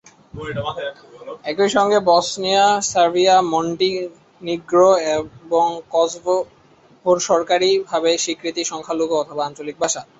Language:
Bangla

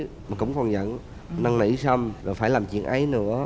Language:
Vietnamese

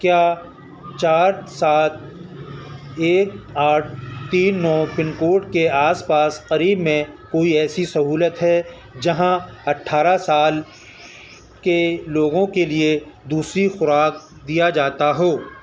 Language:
Urdu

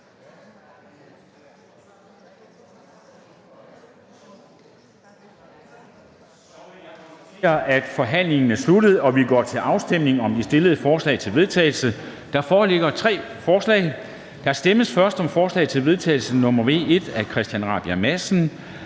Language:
Danish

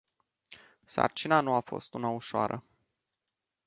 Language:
Romanian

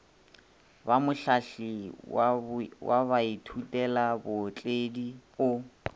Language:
Northern Sotho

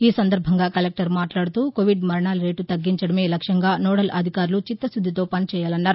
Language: Telugu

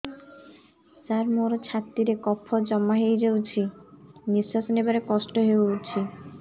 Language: Odia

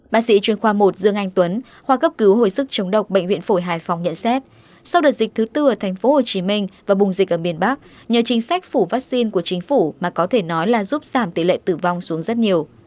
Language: Vietnamese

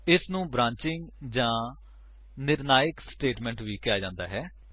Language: Punjabi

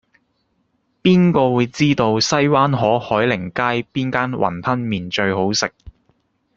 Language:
Cantonese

